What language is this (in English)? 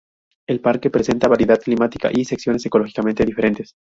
Spanish